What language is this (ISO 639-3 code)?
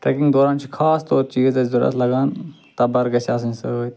kas